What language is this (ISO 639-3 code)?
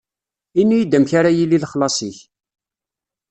kab